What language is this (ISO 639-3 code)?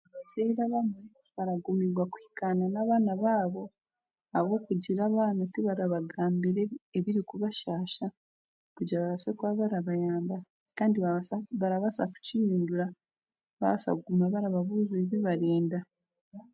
cgg